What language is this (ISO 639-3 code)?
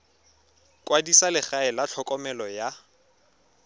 tsn